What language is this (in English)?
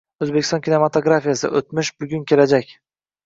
Uzbek